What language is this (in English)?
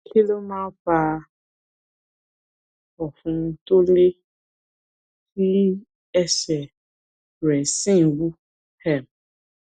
Yoruba